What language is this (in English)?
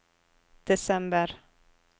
Norwegian